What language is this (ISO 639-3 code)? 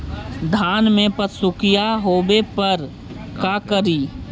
mag